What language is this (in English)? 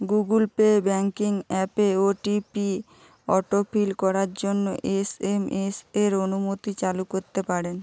Bangla